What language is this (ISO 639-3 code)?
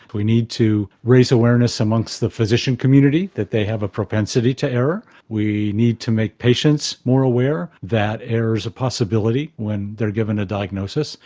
eng